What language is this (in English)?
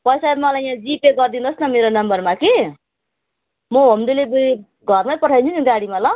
Nepali